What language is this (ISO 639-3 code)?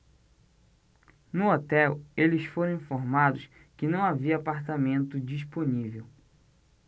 por